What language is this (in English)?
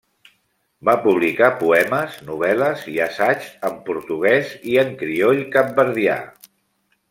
Catalan